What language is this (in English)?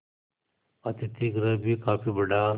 Hindi